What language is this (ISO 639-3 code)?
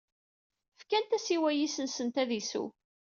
kab